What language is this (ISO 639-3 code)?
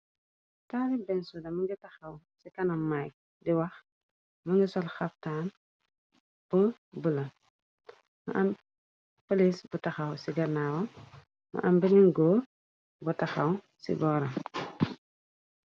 wol